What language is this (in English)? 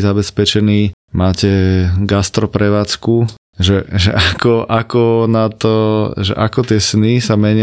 Slovak